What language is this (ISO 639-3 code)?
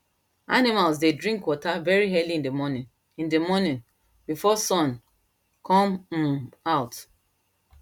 pcm